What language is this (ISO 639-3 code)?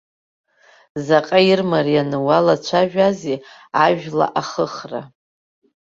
abk